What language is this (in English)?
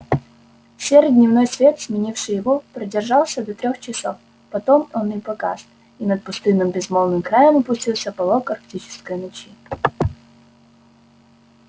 Russian